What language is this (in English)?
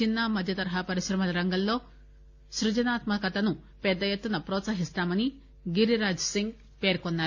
Telugu